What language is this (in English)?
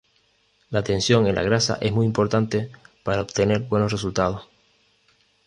Spanish